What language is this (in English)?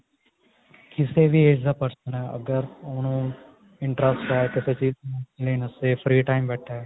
Punjabi